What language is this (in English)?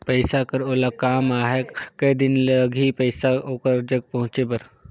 Chhattisgarhi